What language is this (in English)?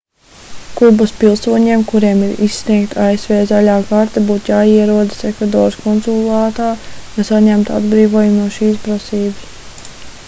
Latvian